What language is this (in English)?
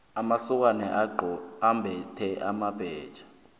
South Ndebele